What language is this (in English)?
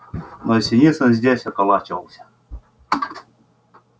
Russian